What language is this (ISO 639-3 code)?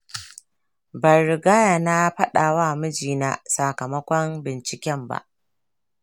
hau